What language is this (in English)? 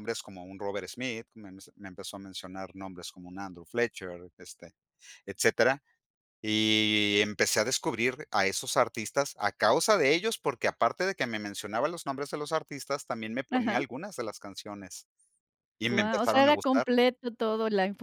Spanish